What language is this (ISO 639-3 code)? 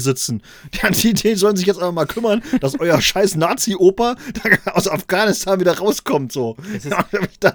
deu